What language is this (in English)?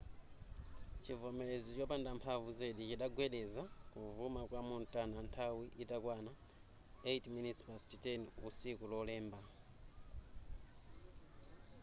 Nyanja